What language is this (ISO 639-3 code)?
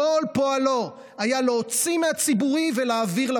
heb